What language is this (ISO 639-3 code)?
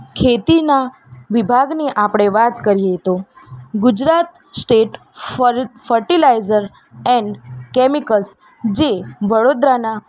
guj